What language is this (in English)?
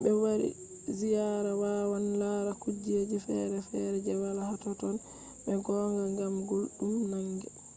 Fula